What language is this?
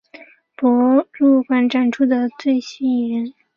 Chinese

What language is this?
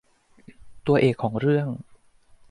Thai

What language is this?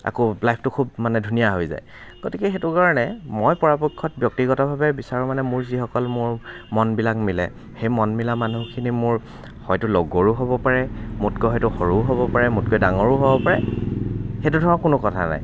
Assamese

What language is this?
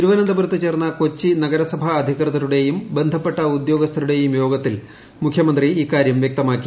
Malayalam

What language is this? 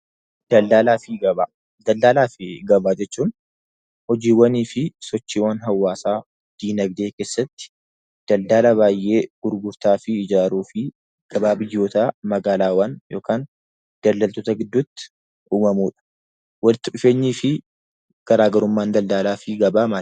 Oromo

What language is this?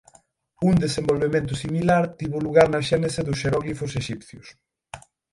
Galician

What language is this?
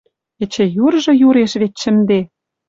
Western Mari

